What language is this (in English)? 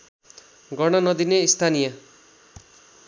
Nepali